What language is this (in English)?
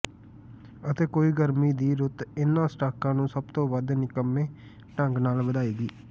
Punjabi